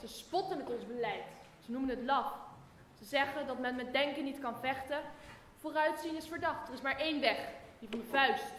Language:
Dutch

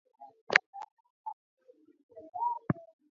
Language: Swahili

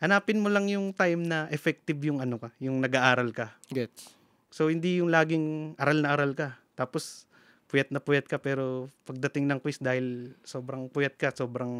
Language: Filipino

